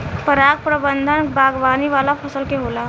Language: Bhojpuri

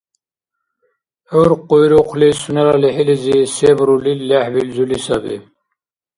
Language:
Dargwa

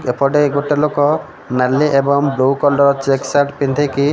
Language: Odia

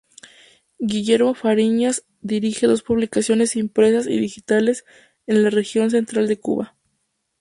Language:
Spanish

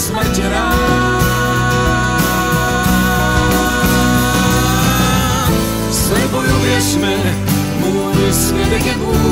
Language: Czech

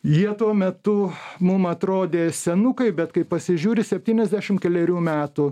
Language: Lithuanian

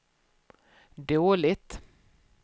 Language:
Swedish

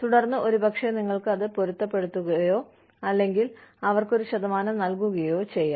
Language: Malayalam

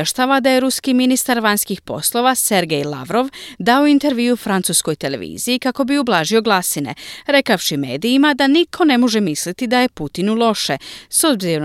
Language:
Croatian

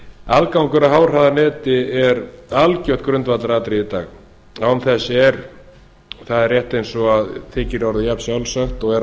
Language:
Icelandic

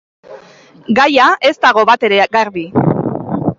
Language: Basque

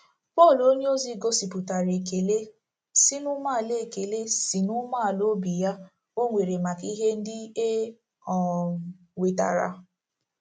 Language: Igbo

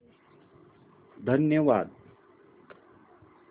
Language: Marathi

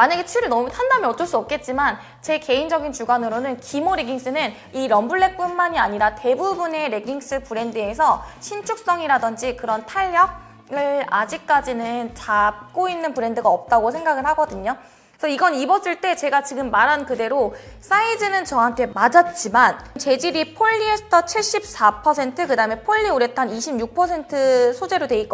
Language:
Korean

